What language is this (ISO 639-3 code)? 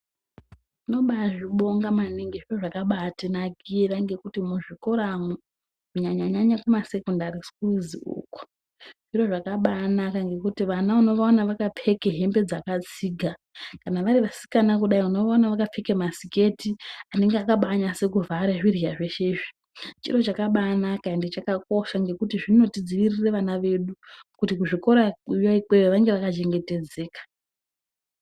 ndc